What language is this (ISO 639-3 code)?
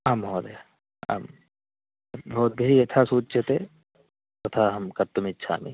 san